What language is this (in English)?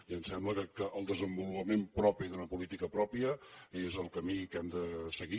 Catalan